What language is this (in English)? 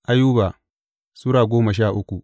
Hausa